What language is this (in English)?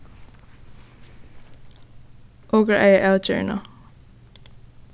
Faroese